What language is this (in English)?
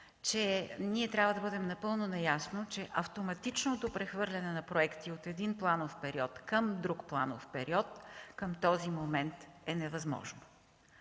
Bulgarian